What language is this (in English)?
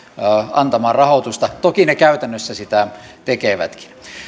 Finnish